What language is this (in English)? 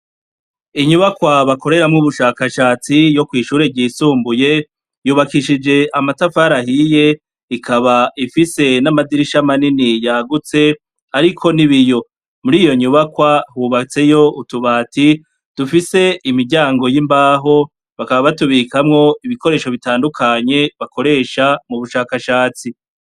Rundi